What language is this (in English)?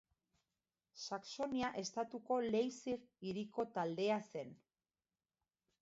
Basque